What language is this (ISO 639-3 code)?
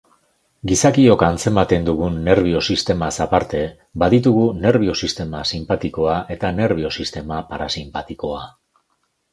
eus